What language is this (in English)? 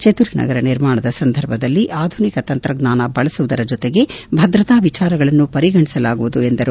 Kannada